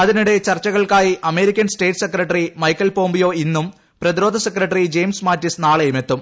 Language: Malayalam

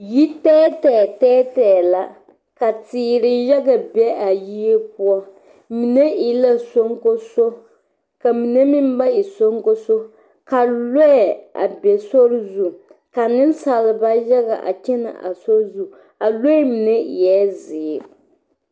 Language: Southern Dagaare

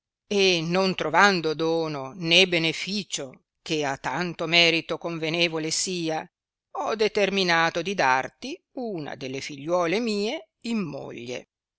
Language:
Italian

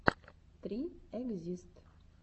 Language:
Russian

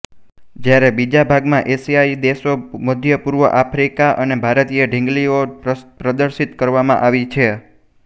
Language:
Gujarati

